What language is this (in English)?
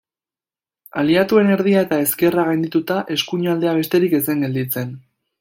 Basque